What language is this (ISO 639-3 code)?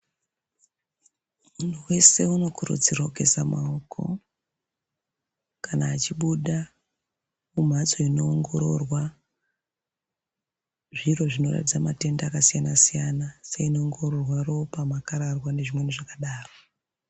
ndc